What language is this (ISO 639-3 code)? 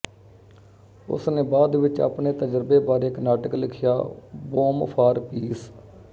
pan